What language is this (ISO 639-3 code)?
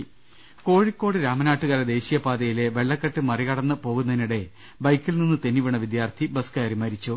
mal